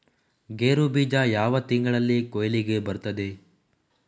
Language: Kannada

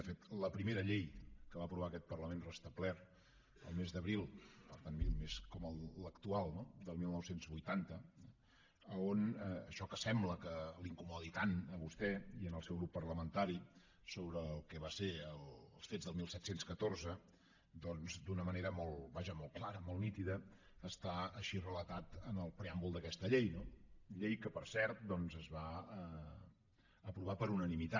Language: Catalan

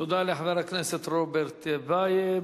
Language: Hebrew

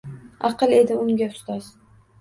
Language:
Uzbek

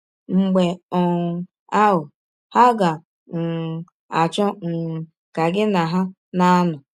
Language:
Igbo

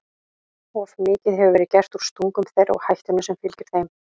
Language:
Icelandic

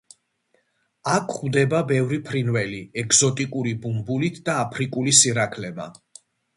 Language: Georgian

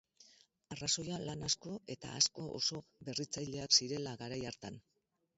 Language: Basque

